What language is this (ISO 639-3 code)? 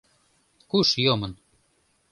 chm